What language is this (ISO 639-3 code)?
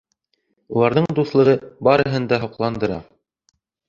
bak